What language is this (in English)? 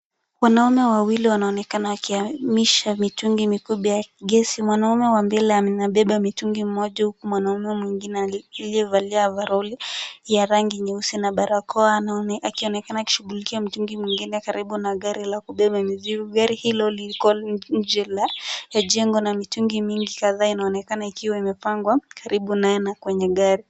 Swahili